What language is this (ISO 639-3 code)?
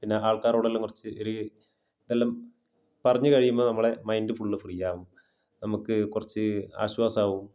mal